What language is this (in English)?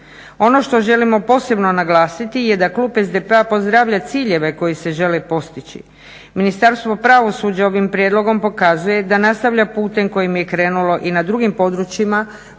Croatian